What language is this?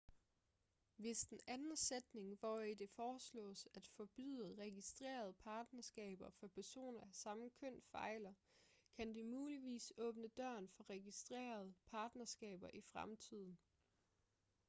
Danish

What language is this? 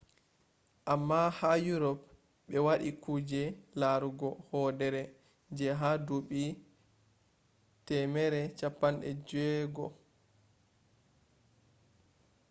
Fula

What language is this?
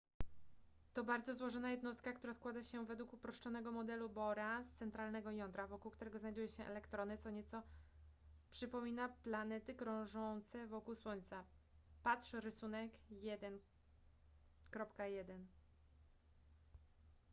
Polish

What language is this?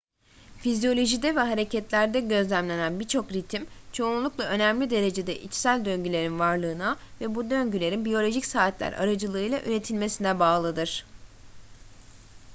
Turkish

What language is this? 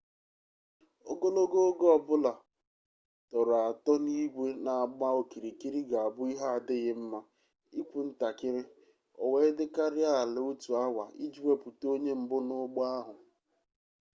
Igbo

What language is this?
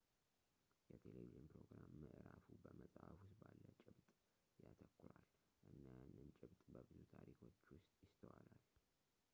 Amharic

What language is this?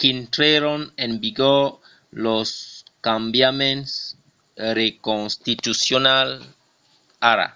Occitan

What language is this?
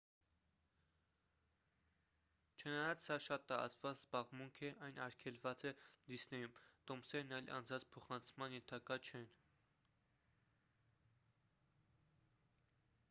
Armenian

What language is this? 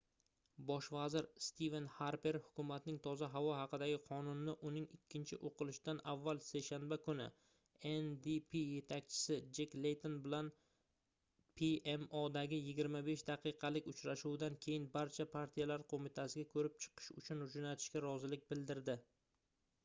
Uzbek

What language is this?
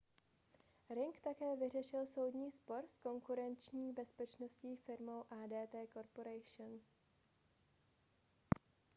Czech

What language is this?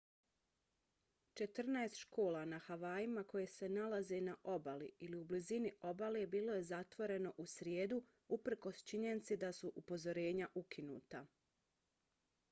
Bosnian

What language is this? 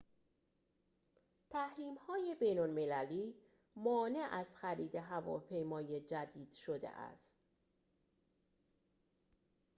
Persian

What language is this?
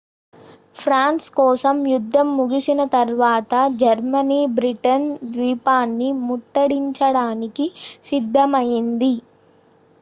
Telugu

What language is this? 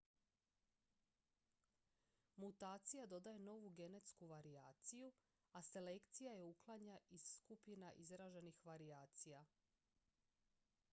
Croatian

